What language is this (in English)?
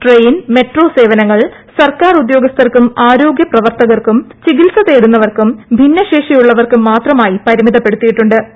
Malayalam